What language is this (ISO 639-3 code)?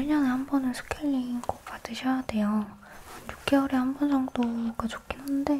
kor